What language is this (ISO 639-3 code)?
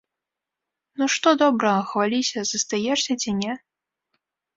bel